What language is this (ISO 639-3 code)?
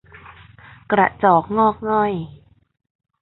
tha